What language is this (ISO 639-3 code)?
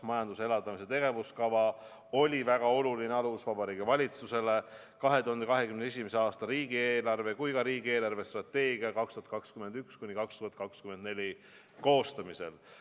est